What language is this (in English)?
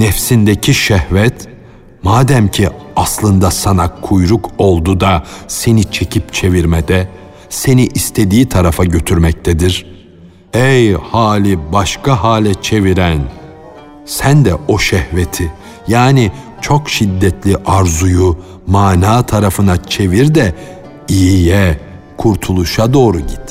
Turkish